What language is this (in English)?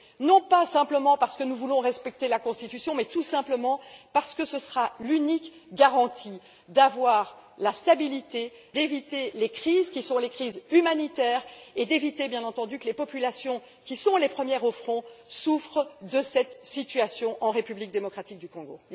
French